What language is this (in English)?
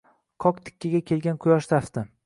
Uzbek